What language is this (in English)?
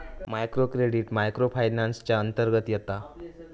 Marathi